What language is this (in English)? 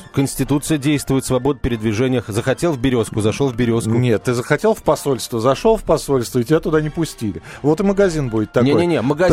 Russian